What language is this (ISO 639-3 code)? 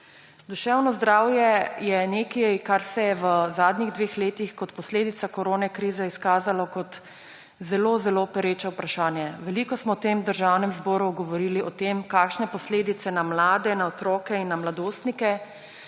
slv